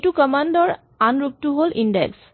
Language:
Assamese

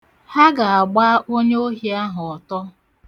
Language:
Igbo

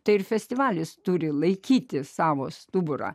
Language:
Lithuanian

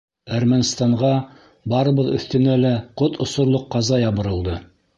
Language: Bashkir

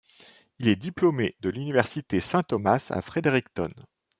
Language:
French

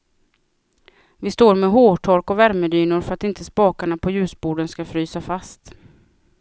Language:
Swedish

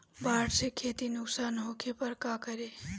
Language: Bhojpuri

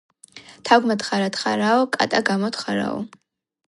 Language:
Georgian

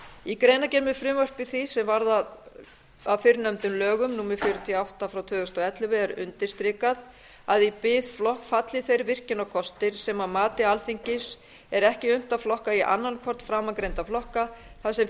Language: Icelandic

